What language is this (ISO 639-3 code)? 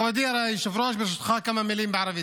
heb